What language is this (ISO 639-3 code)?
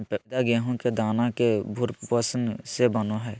mag